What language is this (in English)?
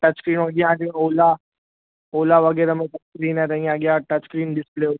Sindhi